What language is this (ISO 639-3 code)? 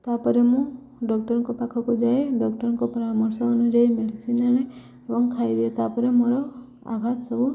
ori